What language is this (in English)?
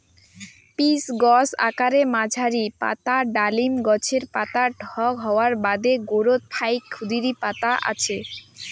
Bangla